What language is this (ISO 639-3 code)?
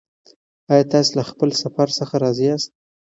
pus